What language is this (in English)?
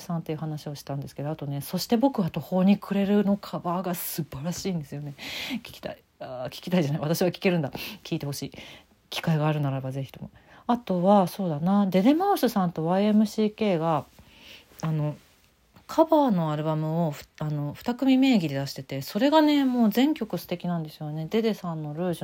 Japanese